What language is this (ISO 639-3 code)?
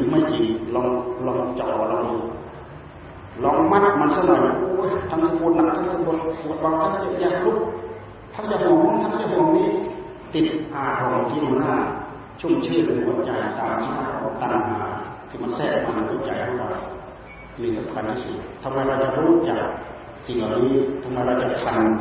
tha